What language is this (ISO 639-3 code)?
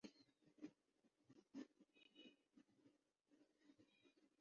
urd